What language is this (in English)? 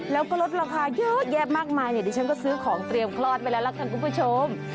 Thai